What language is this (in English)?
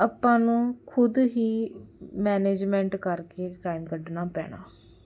Punjabi